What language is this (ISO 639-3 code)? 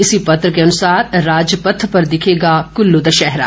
hin